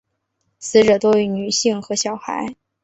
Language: Chinese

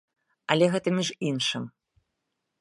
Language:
Belarusian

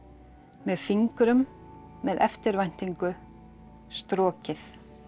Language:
Icelandic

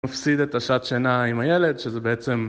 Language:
Hebrew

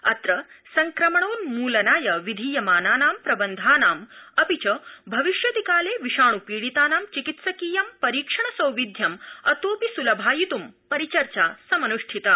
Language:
Sanskrit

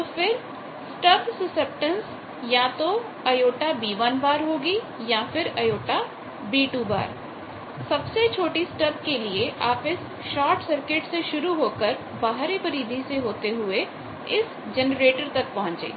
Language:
Hindi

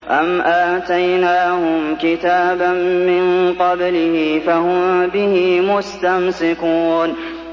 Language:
Arabic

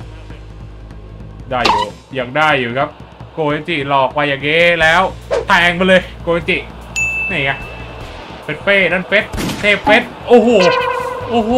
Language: Thai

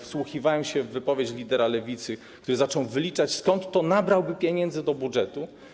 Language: Polish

